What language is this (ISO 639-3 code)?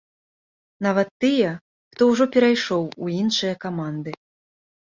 bel